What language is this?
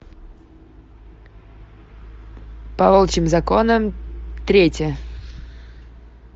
Russian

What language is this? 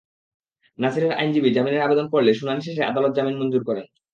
Bangla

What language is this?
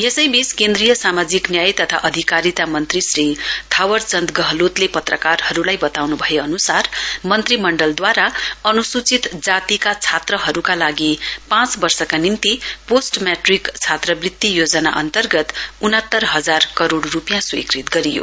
Nepali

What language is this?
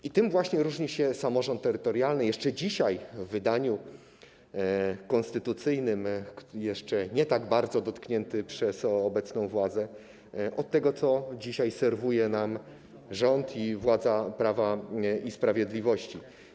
Polish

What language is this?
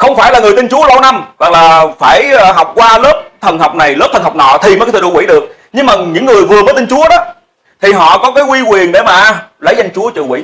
Vietnamese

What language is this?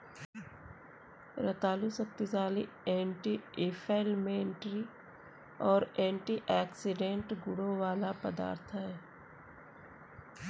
Hindi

